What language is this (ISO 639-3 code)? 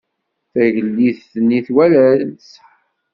kab